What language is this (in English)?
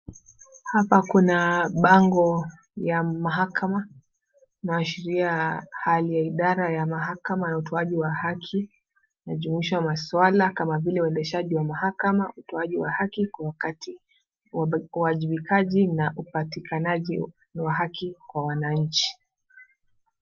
Swahili